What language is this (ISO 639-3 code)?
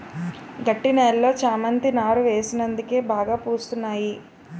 tel